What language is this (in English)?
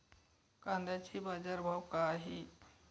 Marathi